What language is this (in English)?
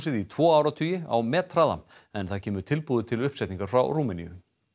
Icelandic